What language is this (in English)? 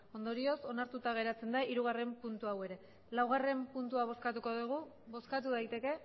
Basque